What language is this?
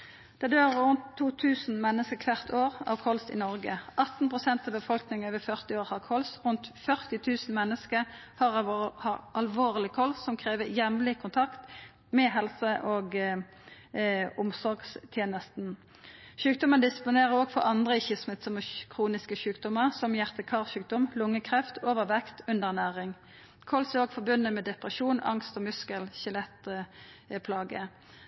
Norwegian Nynorsk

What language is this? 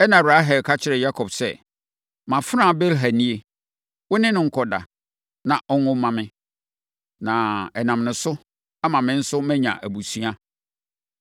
Akan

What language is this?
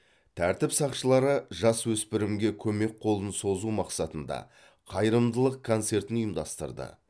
Kazakh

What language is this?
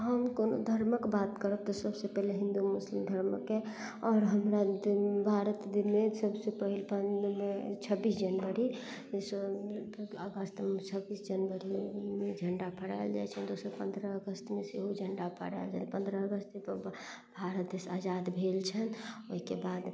Maithili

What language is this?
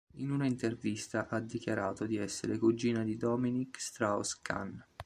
Italian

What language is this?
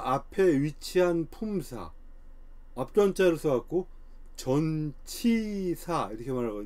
Korean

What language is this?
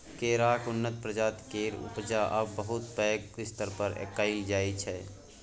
Maithili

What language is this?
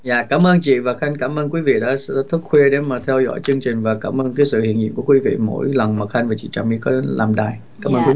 Vietnamese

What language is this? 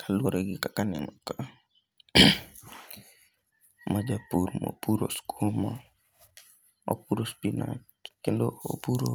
Luo (Kenya and Tanzania)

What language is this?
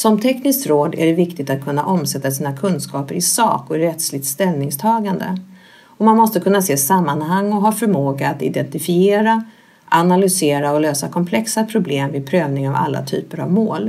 Swedish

